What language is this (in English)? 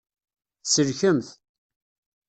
Kabyle